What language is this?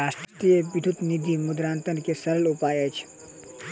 Maithili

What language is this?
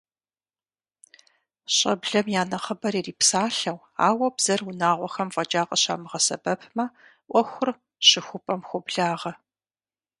Kabardian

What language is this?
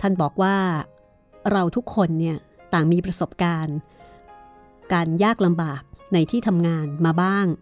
Thai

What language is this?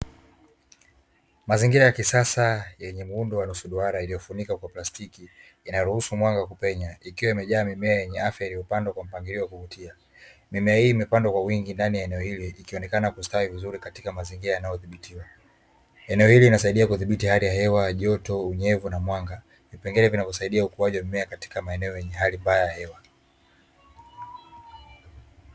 Swahili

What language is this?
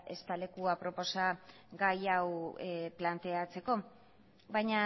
Basque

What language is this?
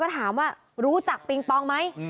Thai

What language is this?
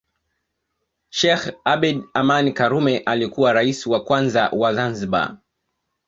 Swahili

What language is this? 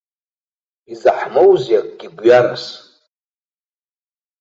Abkhazian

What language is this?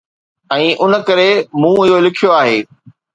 Sindhi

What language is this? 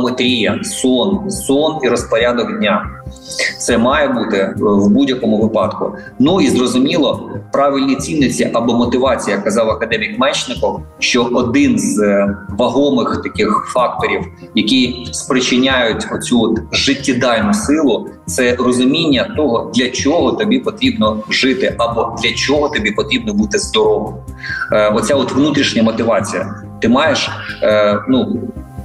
Ukrainian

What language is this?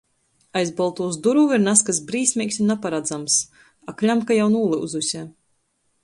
Latgalian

